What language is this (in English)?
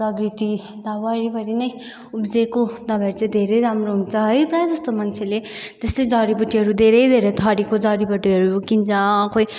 Nepali